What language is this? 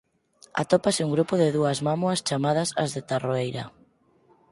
Galician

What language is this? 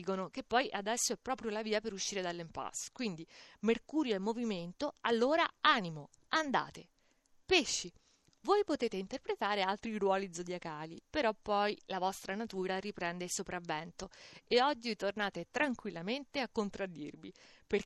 Italian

